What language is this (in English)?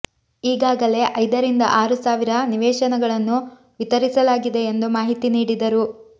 Kannada